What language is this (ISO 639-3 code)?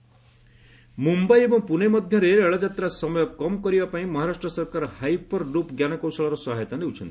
ori